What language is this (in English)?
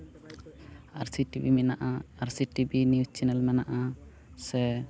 Santali